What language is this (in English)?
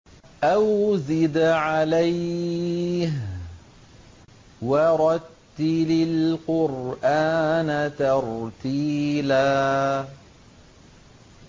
Arabic